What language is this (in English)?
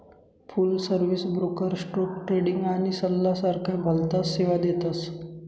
Marathi